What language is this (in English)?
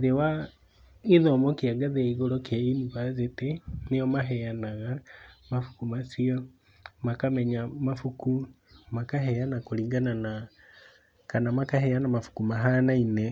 Kikuyu